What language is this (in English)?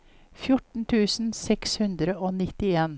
Norwegian